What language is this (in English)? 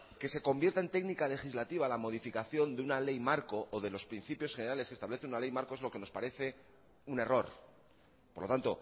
Spanish